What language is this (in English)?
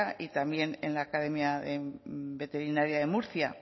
Spanish